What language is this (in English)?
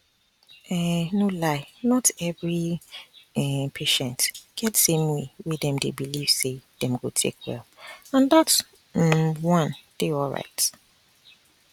Nigerian Pidgin